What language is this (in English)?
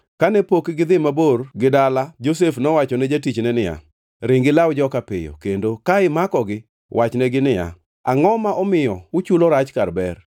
Luo (Kenya and Tanzania)